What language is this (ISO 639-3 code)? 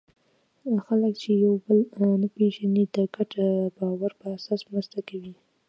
pus